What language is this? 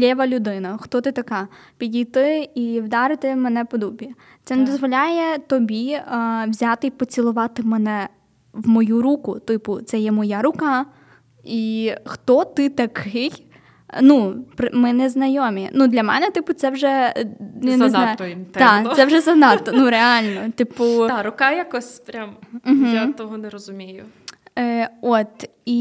Ukrainian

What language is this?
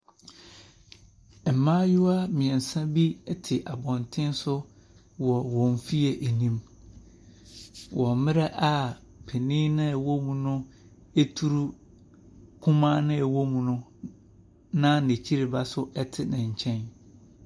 Akan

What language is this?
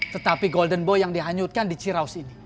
Indonesian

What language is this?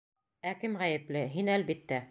Bashkir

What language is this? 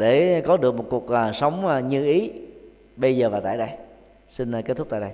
Vietnamese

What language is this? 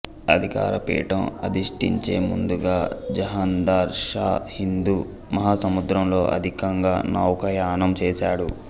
Telugu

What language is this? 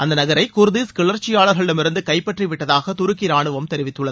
Tamil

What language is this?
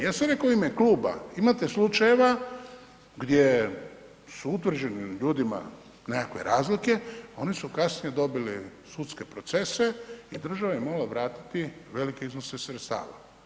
Croatian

